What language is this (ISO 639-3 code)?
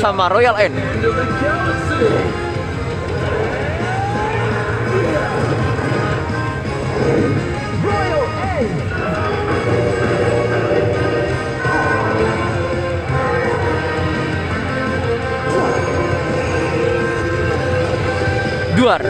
ind